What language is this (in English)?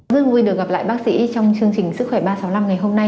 Vietnamese